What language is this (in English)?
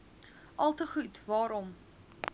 Afrikaans